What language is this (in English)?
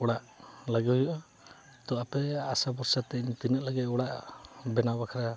Santali